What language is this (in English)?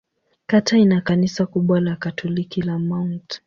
Swahili